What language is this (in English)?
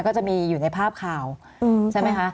Thai